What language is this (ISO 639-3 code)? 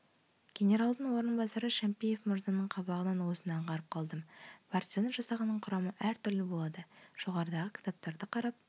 kaz